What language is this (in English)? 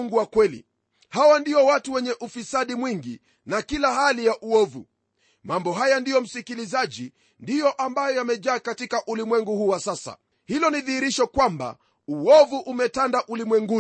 Swahili